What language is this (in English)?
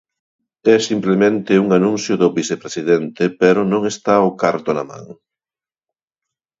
Galician